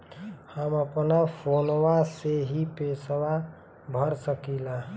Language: Bhojpuri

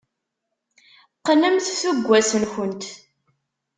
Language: Kabyle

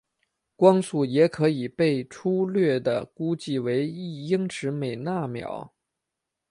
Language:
Chinese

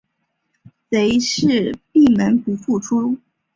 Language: Chinese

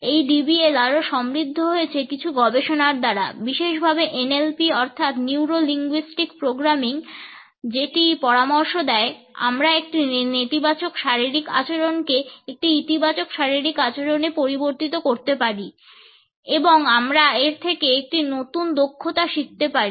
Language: Bangla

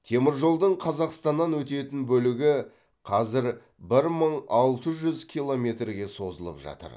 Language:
Kazakh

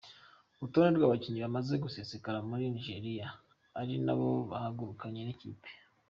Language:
Kinyarwanda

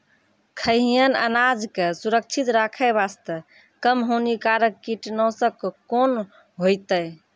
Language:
Maithili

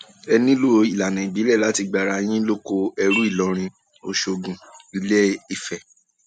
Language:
Yoruba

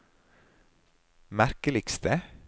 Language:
Norwegian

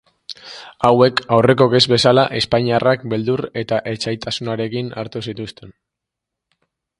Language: Basque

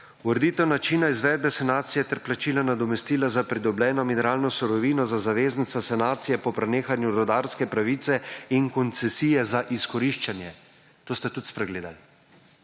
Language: Slovenian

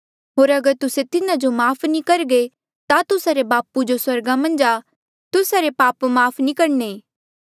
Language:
Mandeali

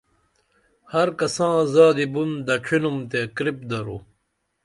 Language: Dameli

